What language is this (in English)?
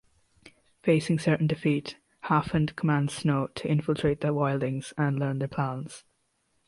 English